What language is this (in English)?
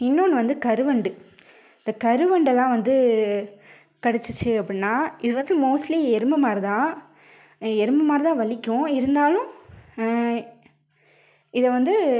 Tamil